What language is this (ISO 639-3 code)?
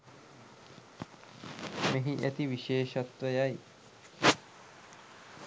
sin